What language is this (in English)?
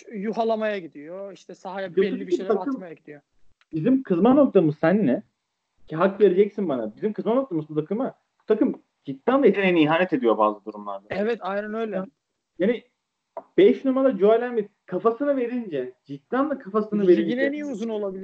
Turkish